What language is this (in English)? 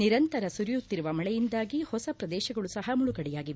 Kannada